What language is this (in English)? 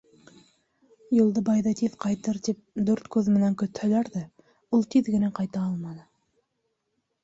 Bashkir